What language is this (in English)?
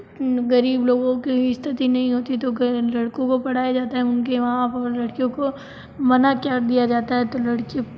Hindi